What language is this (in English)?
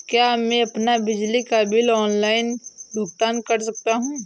Hindi